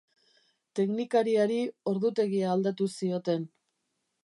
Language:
Basque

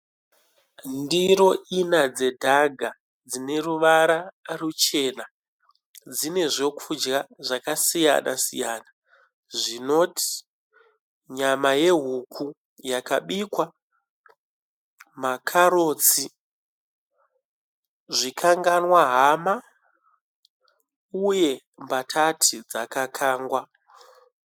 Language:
Shona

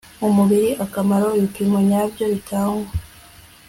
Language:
Kinyarwanda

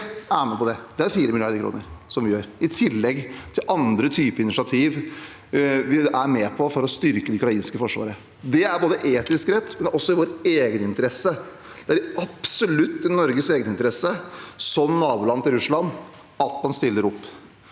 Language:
Norwegian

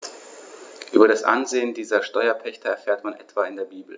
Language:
German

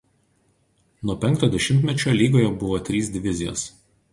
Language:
Lithuanian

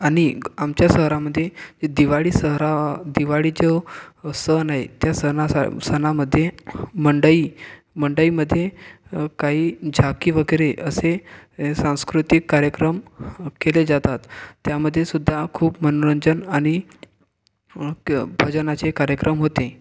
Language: Marathi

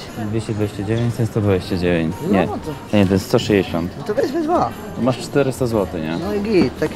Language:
Polish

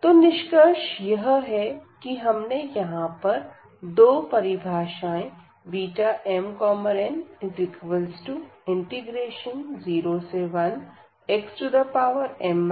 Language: Hindi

